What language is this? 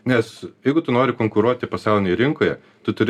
Lithuanian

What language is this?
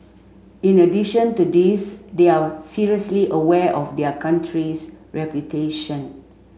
English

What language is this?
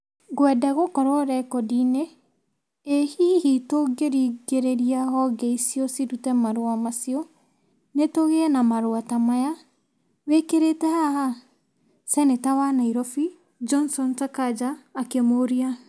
Kikuyu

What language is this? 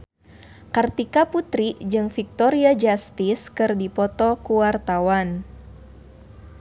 Sundanese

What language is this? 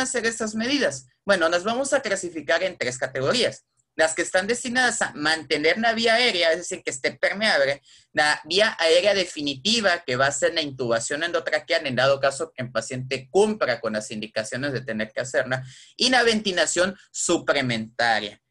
Spanish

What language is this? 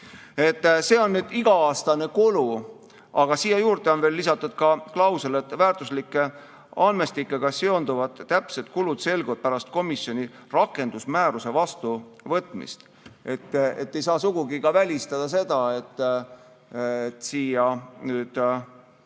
Estonian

